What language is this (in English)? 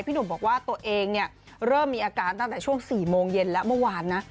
Thai